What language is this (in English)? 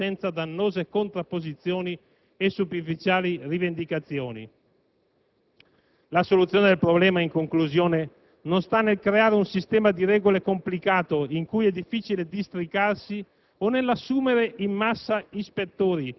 Italian